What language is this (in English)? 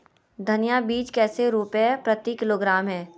Magahi